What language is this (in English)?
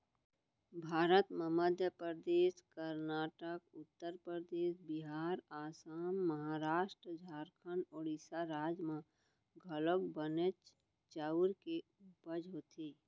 Chhattisgarhi